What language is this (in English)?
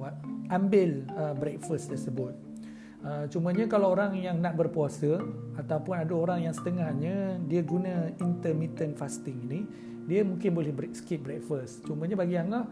Malay